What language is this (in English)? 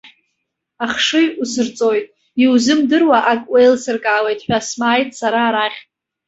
Abkhazian